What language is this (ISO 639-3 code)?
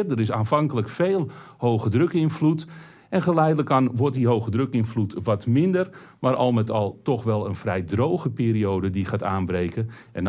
nld